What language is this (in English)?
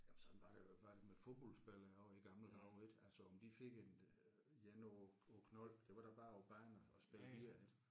Danish